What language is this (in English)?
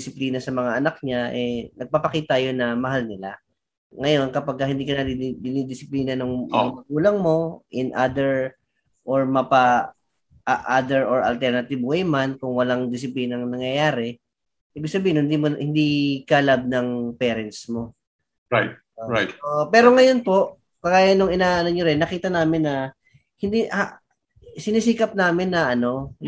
Filipino